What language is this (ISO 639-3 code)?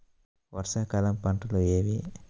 tel